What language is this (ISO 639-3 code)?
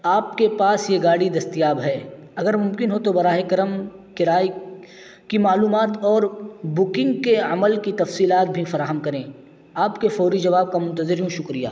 urd